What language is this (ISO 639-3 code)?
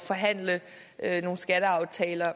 dan